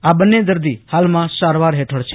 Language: Gujarati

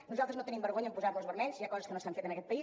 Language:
Catalan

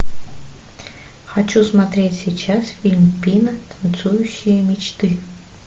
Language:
Russian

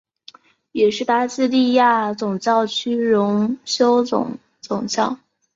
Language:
Chinese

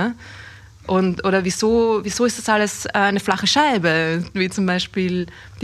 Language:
German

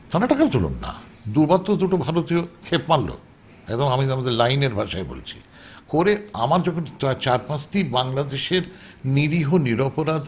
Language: Bangla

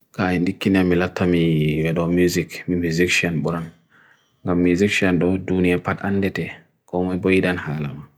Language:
Bagirmi Fulfulde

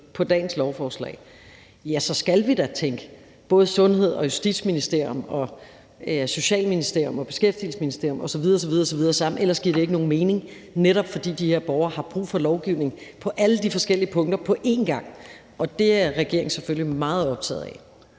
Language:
Danish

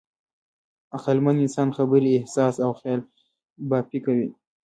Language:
Pashto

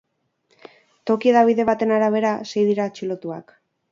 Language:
Basque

